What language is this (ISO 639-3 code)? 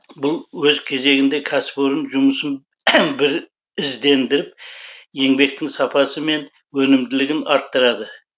kaz